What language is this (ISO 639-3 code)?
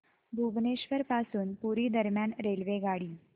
mar